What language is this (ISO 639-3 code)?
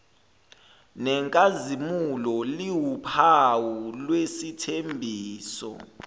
zul